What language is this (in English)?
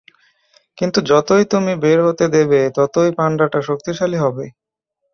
Bangla